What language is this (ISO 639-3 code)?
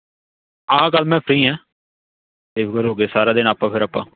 pan